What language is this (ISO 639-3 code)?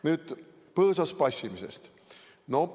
est